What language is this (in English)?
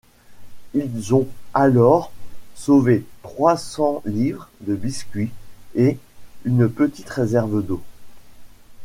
French